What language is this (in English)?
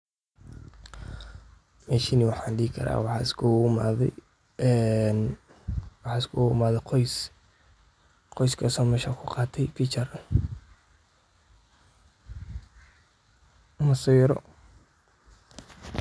Somali